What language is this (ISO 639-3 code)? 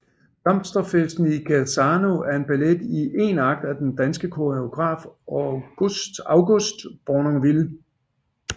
dan